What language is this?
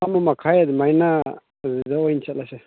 Manipuri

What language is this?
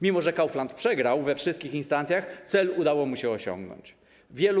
Polish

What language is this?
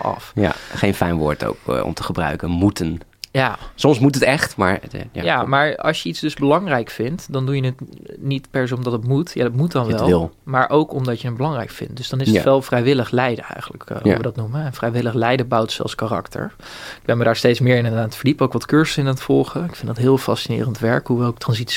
Dutch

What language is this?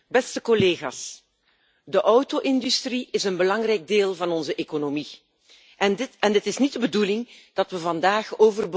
Dutch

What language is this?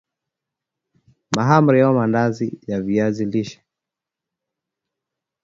Swahili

